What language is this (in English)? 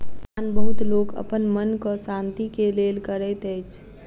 Maithili